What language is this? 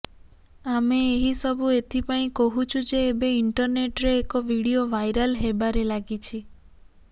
Odia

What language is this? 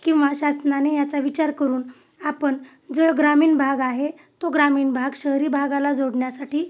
Marathi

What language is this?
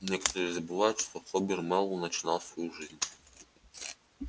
Russian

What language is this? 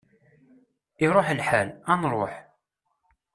Kabyle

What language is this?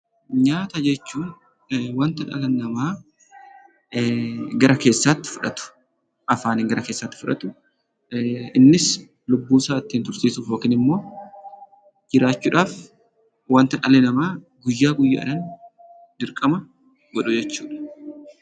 Oromo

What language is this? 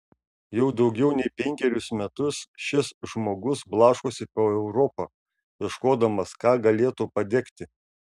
Lithuanian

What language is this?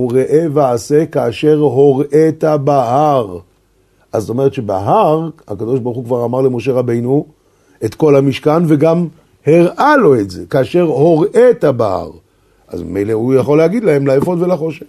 Hebrew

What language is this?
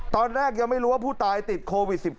Thai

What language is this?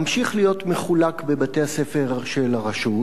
Hebrew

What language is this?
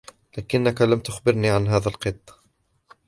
Arabic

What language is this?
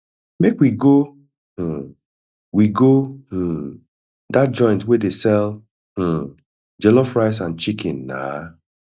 Nigerian Pidgin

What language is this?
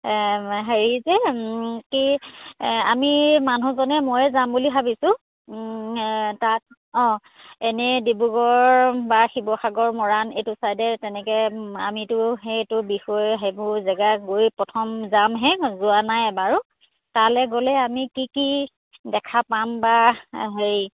Assamese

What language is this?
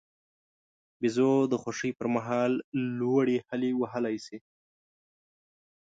Pashto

